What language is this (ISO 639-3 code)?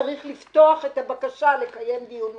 heb